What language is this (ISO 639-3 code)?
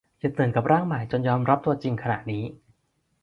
tha